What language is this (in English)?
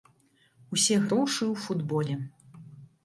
Belarusian